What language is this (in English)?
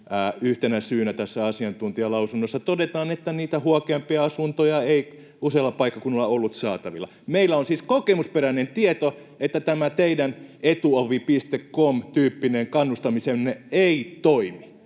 Finnish